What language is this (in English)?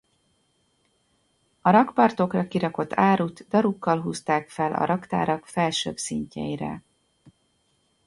Hungarian